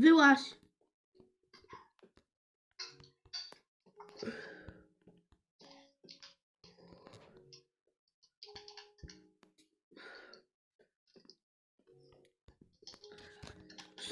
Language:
Polish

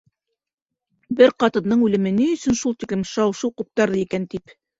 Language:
Bashkir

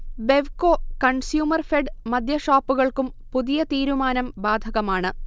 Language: Malayalam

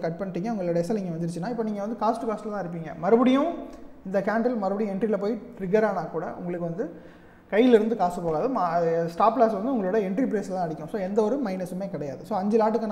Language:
Korean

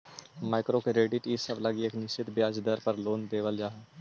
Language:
Magahi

